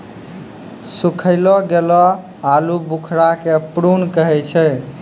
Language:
Maithili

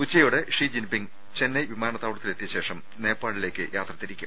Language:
Malayalam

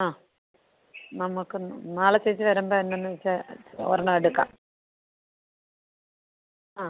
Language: Malayalam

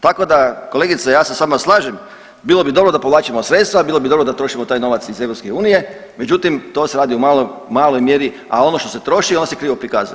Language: Croatian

